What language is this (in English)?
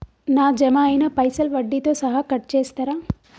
Telugu